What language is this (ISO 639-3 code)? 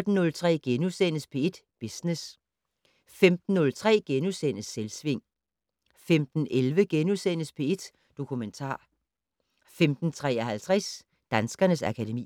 dan